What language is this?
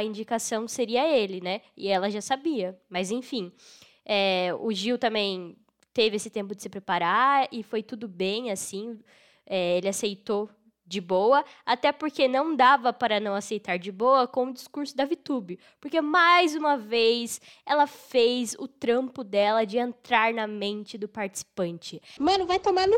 Portuguese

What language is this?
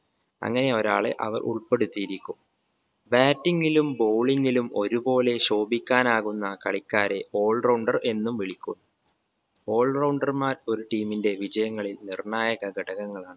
Malayalam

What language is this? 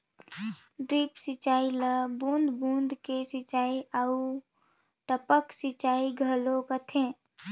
Chhattisgarhi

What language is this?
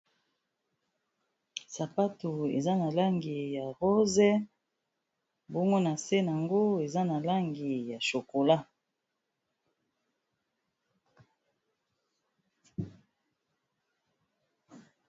Lingala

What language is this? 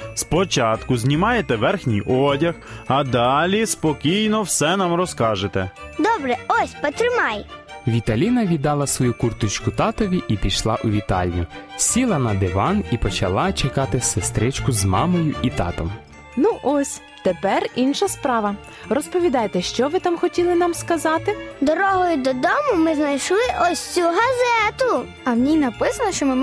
Ukrainian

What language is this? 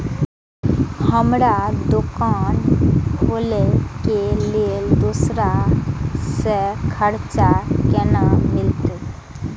Maithili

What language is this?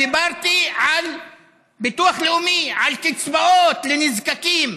Hebrew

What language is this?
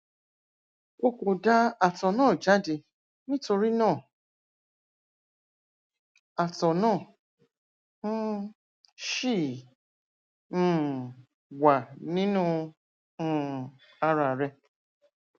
Yoruba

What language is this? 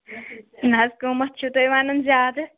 Kashmiri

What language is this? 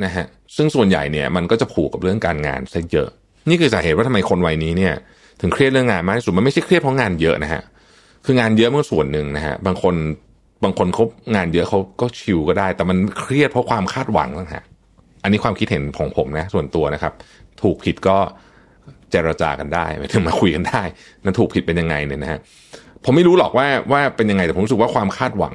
Thai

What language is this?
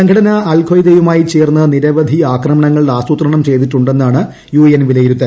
Malayalam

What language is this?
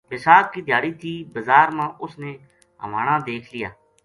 Gujari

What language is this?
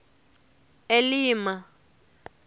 Tsonga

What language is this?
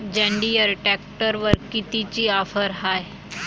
Marathi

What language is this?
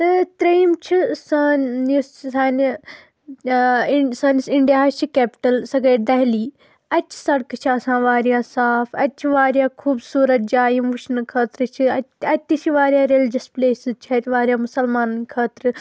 Kashmiri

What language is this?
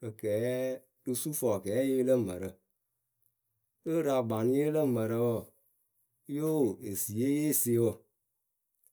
Akebu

